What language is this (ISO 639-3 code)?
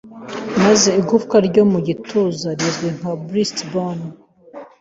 kin